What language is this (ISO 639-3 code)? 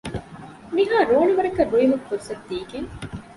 div